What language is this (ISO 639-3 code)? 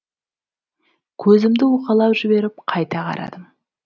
kaz